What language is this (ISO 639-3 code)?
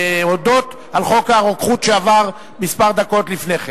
heb